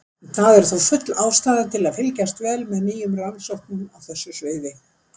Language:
Icelandic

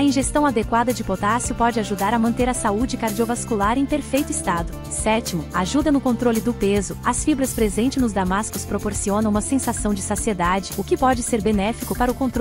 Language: Portuguese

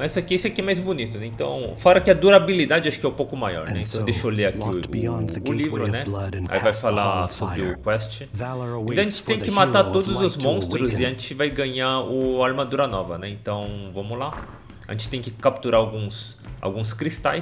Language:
Portuguese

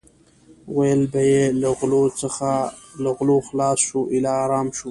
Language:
Pashto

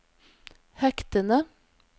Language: Norwegian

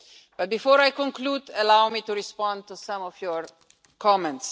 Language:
English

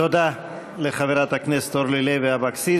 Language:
Hebrew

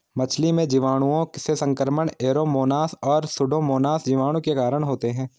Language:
Hindi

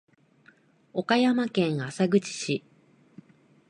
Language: Japanese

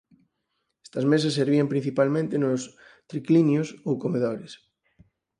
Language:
Galician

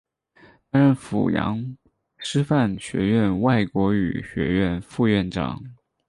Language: Chinese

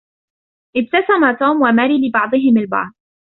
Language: Arabic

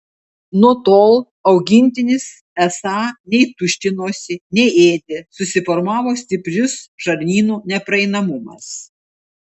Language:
Lithuanian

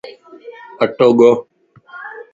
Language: Lasi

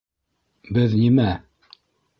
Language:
Bashkir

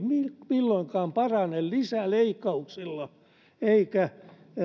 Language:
Finnish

